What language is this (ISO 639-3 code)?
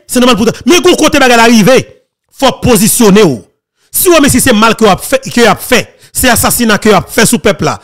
fra